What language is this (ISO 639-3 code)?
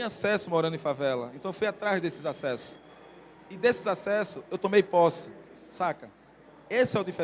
por